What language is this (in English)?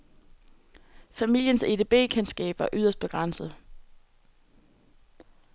Danish